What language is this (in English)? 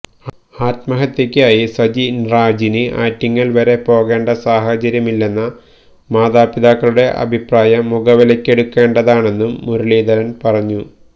Malayalam